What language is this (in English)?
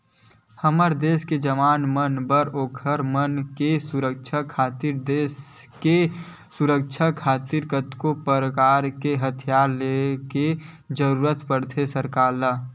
Chhattisgarhi